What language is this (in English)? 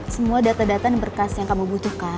Indonesian